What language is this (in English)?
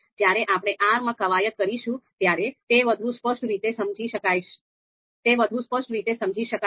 Gujarati